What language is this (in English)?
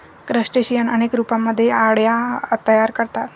Marathi